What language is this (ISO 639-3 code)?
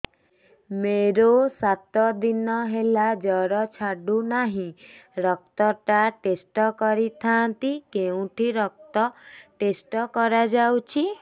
ori